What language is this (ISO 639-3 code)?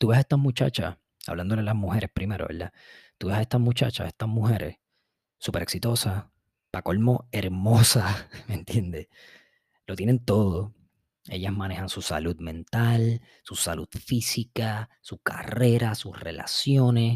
spa